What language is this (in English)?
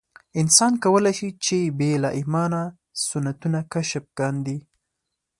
Pashto